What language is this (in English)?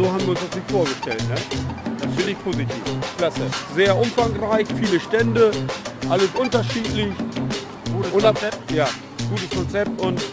German